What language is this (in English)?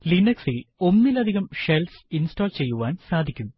Malayalam